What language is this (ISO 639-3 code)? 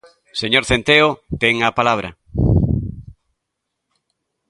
glg